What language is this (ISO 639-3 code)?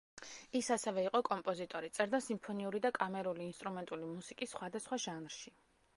kat